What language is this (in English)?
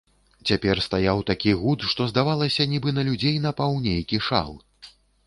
Belarusian